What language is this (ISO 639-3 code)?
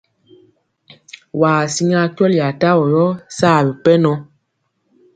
mcx